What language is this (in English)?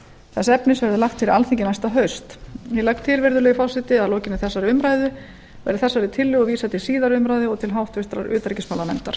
Icelandic